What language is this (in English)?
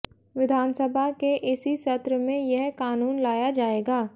Hindi